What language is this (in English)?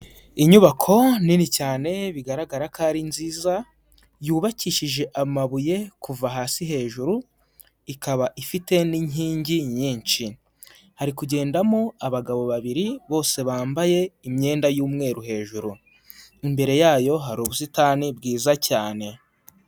Kinyarwanda